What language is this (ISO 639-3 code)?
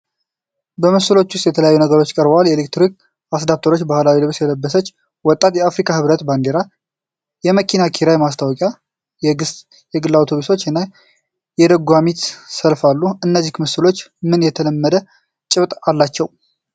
amh